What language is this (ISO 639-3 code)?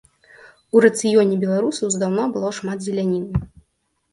bel